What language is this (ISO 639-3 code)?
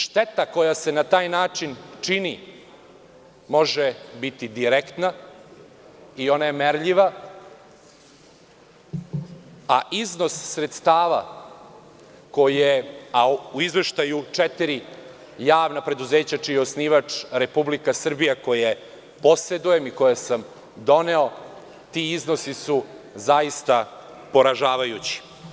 srp